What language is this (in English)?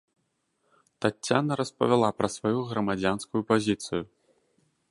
Belarusian